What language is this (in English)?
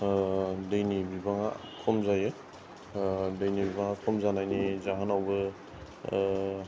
Bodo